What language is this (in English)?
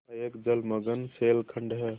Hindi